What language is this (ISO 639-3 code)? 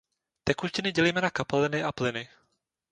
ces